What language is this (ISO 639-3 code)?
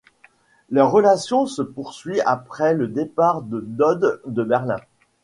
fra